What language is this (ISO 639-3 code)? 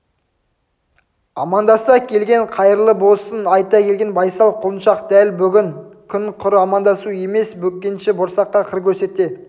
kaz